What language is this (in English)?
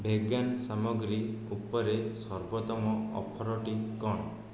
Odia